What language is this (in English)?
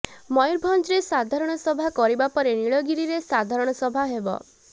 Odia